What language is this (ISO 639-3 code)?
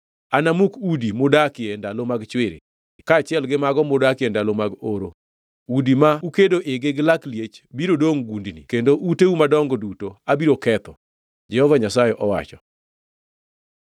luo